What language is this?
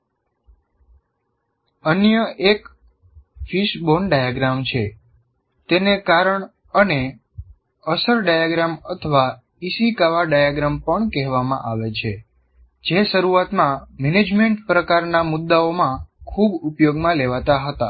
Gujarati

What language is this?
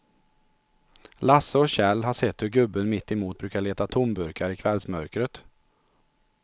Swedish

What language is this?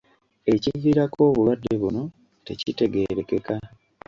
Ganda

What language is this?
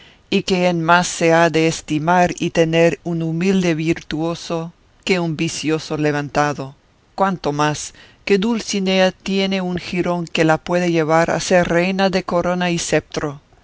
Spanish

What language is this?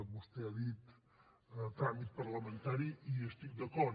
Catalan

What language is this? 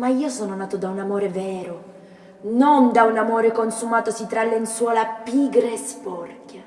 Italian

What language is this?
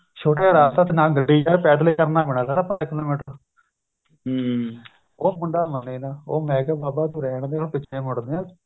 Punjabi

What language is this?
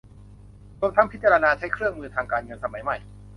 Thai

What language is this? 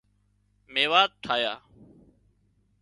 Wadiyara Koli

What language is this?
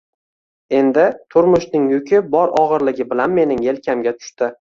Uzbek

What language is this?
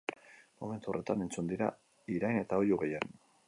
Basque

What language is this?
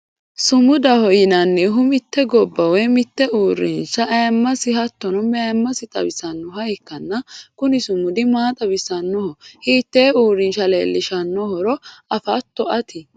Sidamo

